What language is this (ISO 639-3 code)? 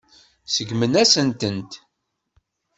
kab